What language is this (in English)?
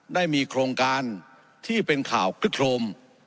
Thai